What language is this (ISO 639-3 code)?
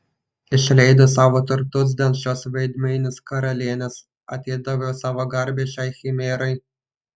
lit